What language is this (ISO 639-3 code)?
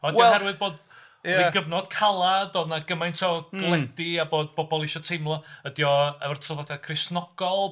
cym